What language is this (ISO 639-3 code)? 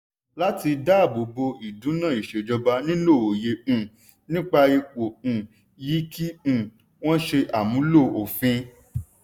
yor